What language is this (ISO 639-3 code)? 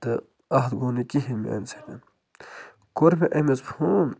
kas